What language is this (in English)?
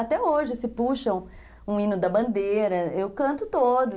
Portuguese